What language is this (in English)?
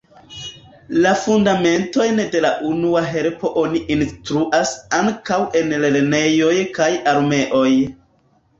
Esperanto